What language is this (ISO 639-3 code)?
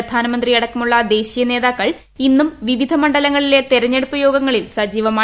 mal